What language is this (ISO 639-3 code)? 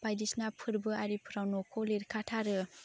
brx